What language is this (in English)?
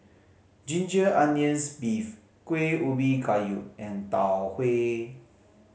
English